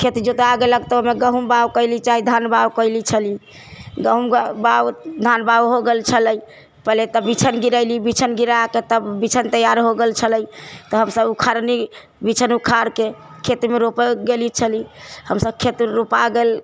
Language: Maithili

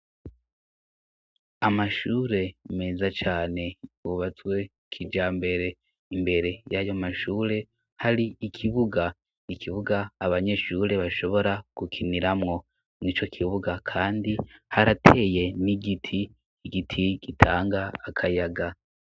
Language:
Rundi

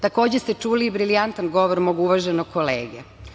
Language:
Serbian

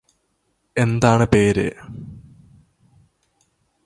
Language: Malayalam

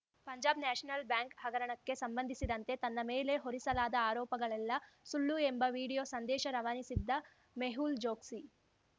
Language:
Kannada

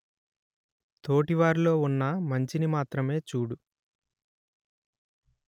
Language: Telugu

